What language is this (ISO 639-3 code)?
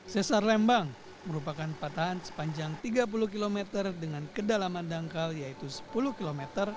ind